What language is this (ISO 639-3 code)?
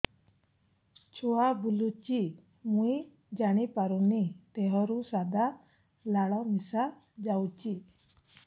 ori